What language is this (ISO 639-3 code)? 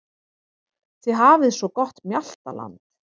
isl